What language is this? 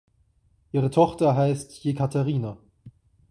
German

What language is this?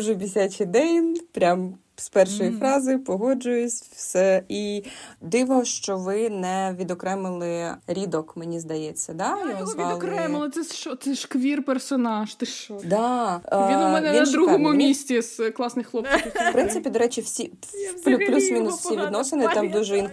Ukrainian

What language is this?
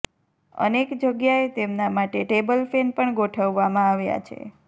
Gujarati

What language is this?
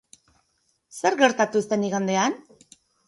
Basque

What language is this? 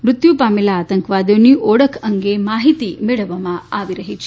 Gujarati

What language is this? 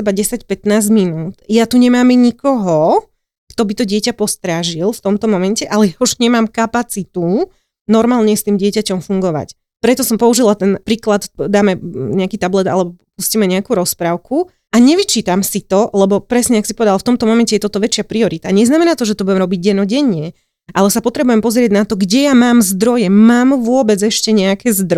Slovak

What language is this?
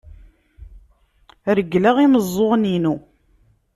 Kabyle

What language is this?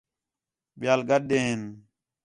Khetrani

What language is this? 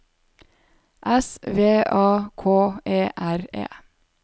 Norwegian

